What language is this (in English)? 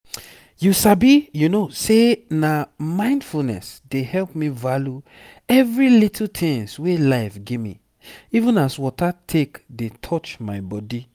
Nigerian Pidgin